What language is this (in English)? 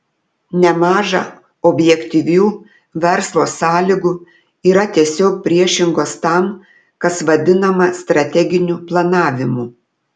Lithuanian